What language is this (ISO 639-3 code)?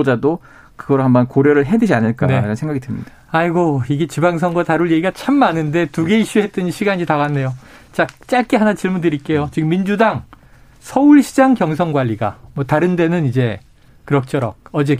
kor